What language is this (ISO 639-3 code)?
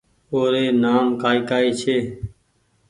gig